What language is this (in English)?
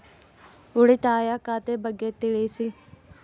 Kannada